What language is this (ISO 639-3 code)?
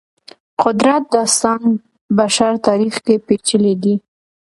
pus